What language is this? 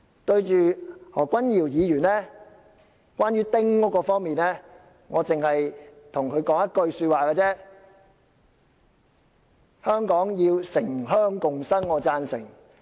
Cantonese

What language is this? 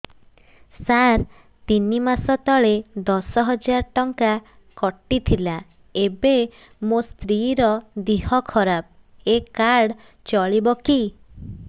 Odia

